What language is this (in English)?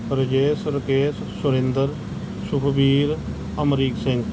Punjabi